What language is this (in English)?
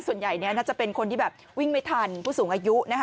Thai